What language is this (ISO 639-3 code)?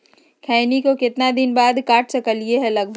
mag